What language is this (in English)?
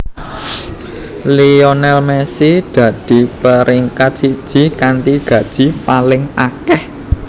Javanese